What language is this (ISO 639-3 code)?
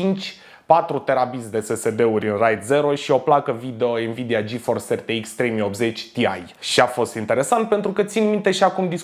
ron